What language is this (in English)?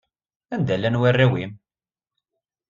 Kabyle